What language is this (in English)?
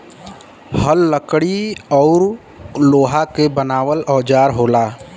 Bhojpuri